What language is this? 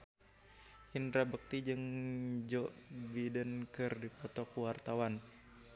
Sundanese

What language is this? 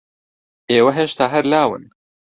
Central Kurdish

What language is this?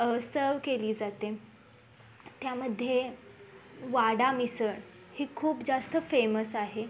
Marathi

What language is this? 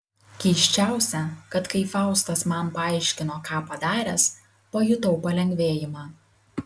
Lithuanian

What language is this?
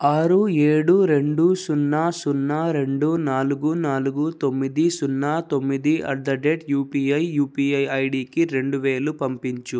Telugu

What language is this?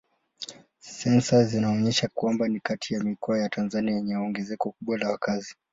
Swahili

